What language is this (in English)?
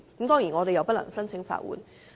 Cantonese